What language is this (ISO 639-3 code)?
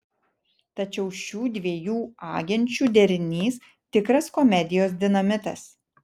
lit